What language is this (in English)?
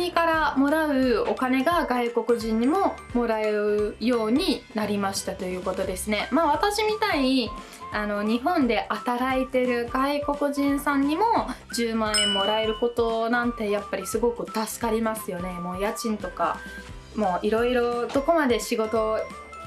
Japanese